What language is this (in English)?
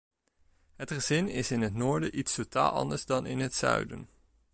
Dutch